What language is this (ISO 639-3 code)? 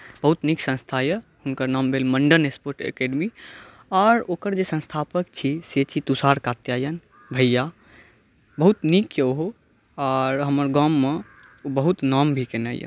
mai